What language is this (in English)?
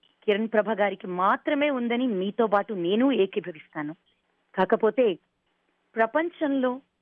Telugu